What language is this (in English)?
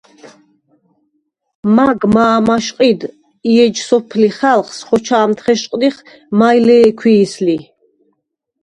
Svan